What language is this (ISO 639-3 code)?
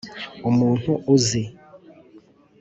kin